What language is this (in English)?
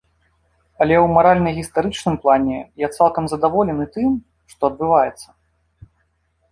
Belarusian